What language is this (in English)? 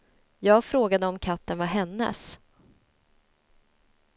Swedish